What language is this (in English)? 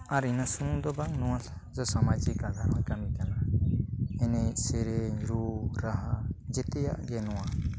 Santali